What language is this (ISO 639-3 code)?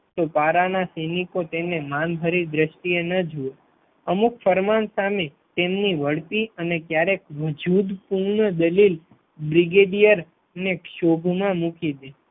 guj